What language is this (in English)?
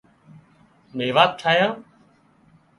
Wadiyara Koli